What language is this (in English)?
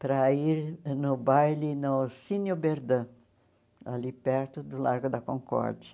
Portuguese